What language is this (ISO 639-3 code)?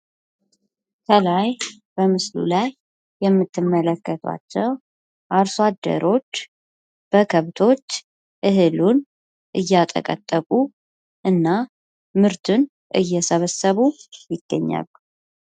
amh